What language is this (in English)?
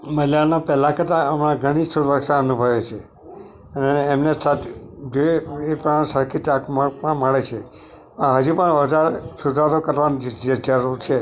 Gujarati